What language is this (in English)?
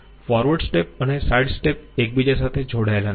Gujarati